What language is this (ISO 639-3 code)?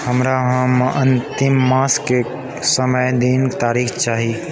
mai